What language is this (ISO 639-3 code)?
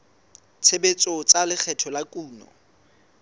sot